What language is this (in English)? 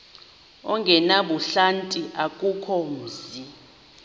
Xhosa